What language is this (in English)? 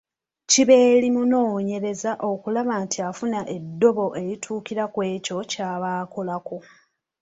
Ganda